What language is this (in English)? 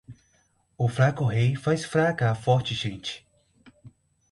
Portuguese